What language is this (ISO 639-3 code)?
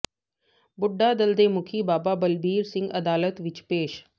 pan